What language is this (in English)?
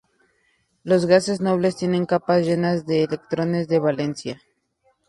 Spanish